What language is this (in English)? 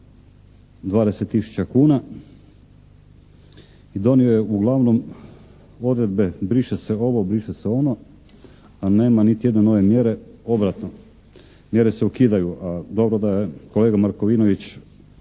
Croatian